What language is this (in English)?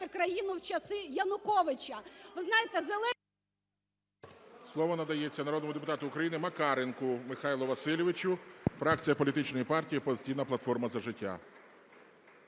Ukrainian